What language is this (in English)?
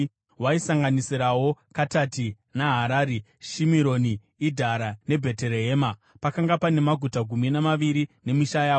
Shona